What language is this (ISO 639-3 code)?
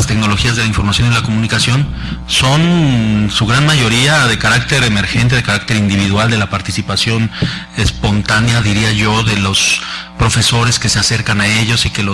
spa